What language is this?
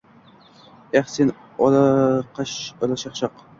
Uzbek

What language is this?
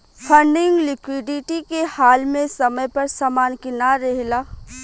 Bhojpuri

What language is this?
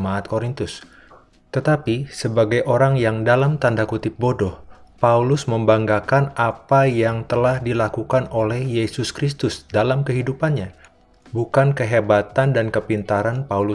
Indonesian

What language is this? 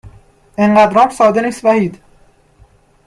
Persian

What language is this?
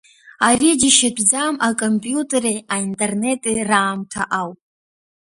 Abkhazian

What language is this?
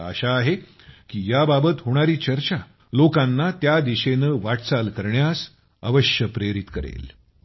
Marathi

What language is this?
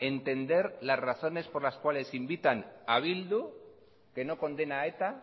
Spanish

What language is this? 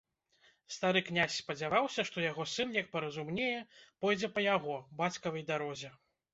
Belarusian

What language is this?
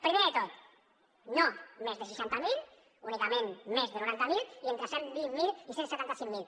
Catalan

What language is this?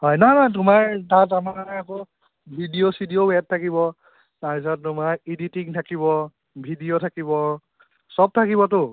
Assamese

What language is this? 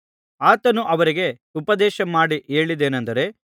Kannada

